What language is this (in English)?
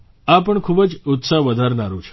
Gujarati